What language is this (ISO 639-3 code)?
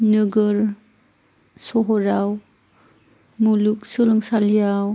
brx